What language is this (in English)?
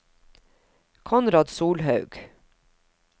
Norwegian